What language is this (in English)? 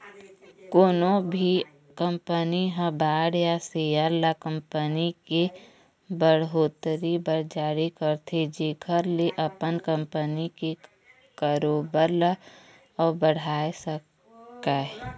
Chhattisgarhi